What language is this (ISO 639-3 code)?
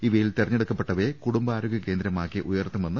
mal